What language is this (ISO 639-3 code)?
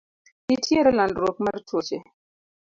luo